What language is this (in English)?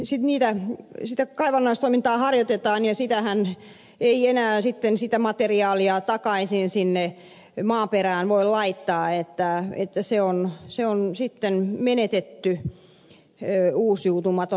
Finnish